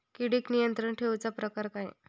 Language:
Marathi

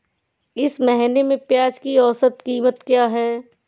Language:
Hindi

